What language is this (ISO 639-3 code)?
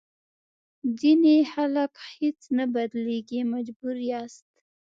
pus